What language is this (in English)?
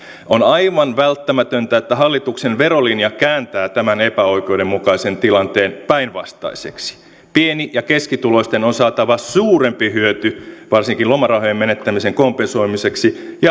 Finnish